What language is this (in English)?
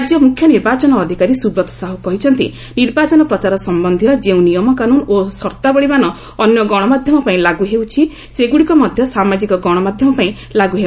Odia